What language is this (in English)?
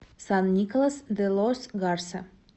Russian